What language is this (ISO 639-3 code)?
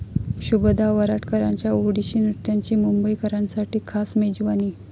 mar